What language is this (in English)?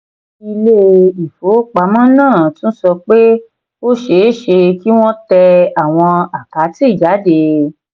Yoruba